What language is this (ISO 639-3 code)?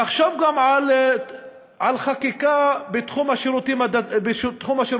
heb